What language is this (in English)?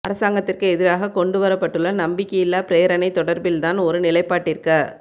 Tamil